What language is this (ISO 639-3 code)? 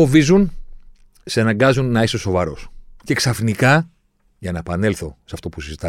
ell